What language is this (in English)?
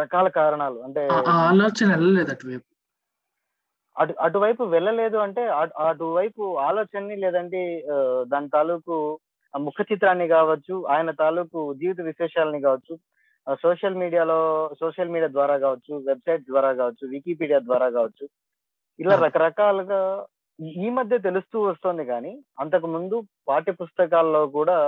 Telugu